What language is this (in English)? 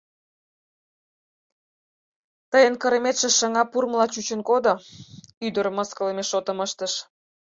Mari